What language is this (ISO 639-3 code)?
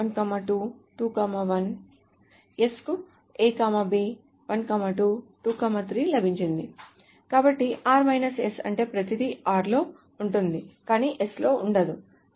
tel